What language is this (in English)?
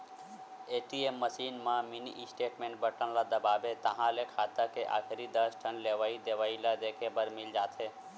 Chhattisgarhi